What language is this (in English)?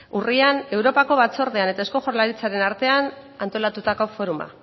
Basque